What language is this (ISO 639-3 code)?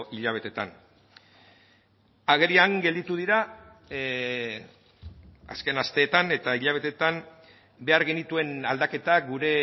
eus